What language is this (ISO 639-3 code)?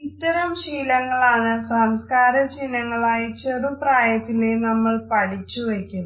mal